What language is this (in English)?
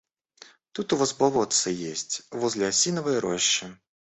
Russian